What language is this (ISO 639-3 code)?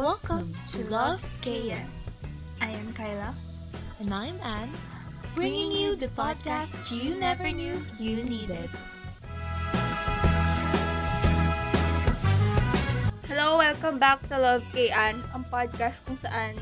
fil